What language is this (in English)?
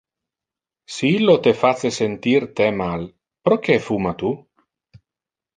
Interlingua